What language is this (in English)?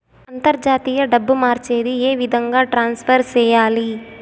Telugu